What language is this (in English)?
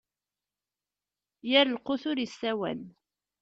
Kabyle